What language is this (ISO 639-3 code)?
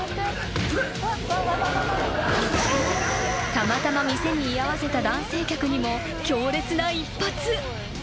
jpn